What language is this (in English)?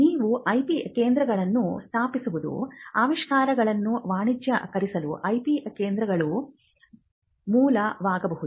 Kannada